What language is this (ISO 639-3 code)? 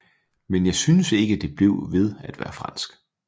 dan